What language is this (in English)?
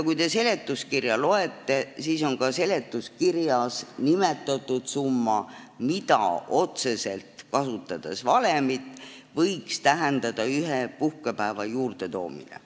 Estonian